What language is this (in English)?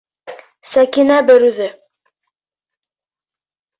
Bashkir